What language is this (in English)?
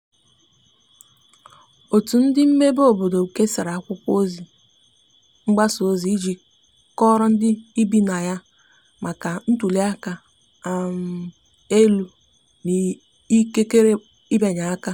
Igbo